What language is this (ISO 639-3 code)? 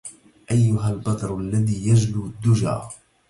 ara